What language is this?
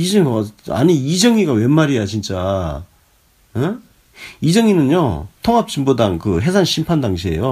Korean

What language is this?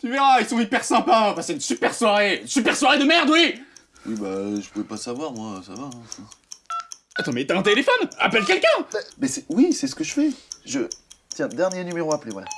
French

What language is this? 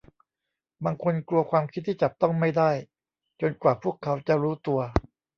Thai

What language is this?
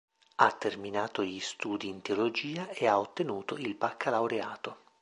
Italian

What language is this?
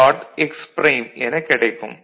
Tamil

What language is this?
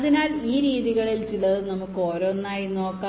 Malayalam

